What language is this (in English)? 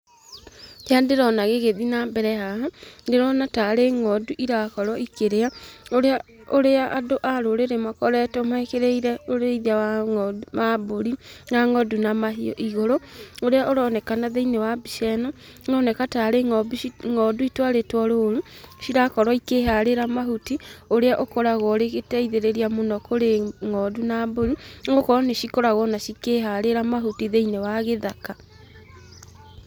Kikuyu